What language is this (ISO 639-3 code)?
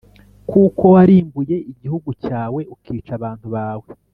kin